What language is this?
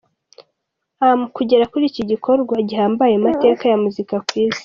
Kinyarwanda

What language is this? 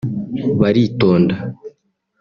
Kinyarwanda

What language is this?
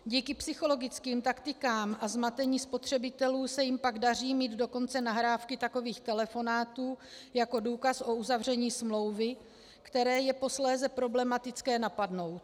Czech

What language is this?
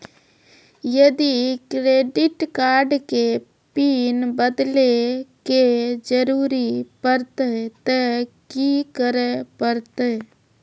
Maithili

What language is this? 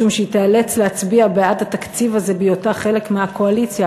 Hebrew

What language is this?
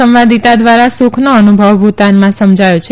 Gujarati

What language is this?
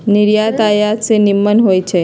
Magahi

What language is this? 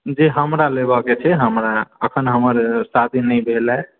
Maithili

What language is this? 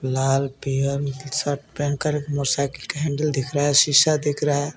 Hindi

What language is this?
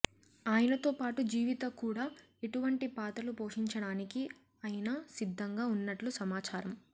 Telugu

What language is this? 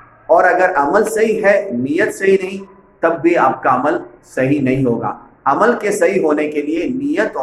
Urdu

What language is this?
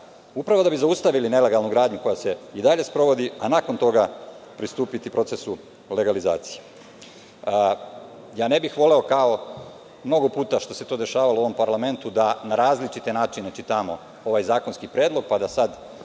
Serbian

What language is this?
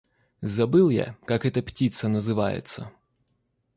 Russian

